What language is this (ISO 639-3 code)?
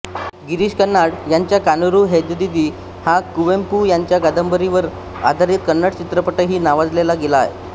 mar